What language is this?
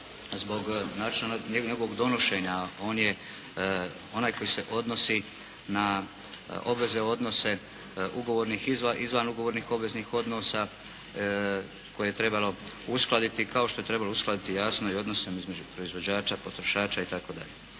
Croatian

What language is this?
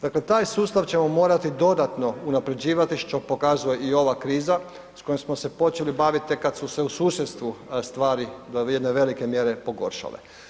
Croatian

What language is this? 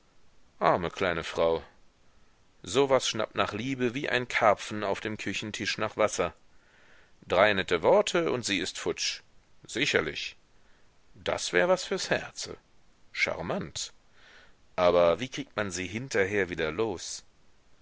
German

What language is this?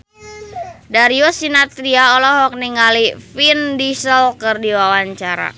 Sundanese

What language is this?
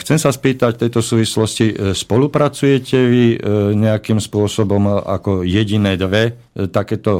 Slovak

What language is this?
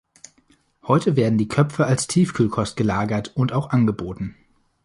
German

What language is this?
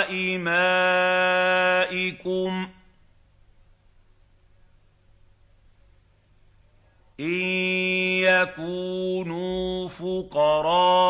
Arabic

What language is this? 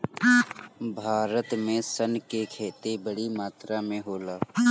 Bhojpuri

